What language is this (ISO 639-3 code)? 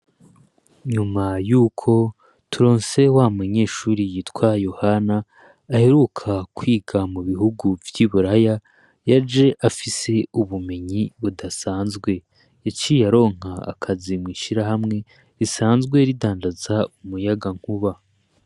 run